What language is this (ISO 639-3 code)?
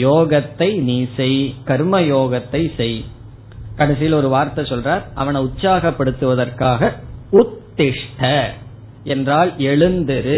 tam